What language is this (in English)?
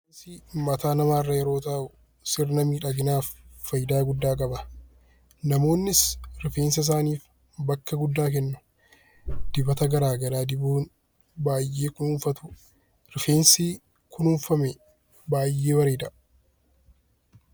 Oromo